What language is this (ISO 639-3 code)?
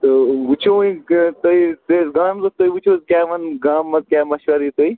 kas